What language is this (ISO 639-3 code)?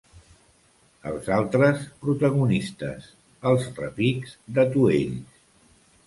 cat